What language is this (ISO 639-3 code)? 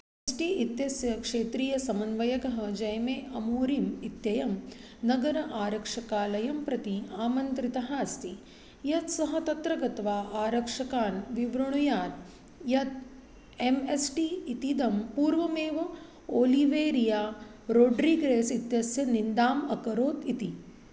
san